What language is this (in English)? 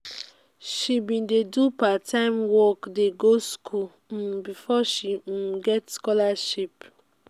Nigerian Pidgin